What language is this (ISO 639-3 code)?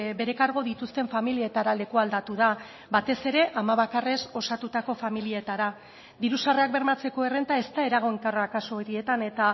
eus